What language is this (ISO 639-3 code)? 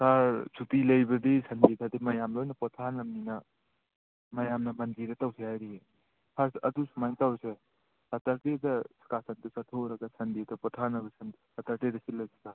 mni